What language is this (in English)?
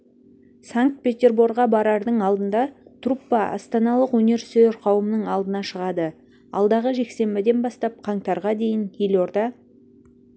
Kazakh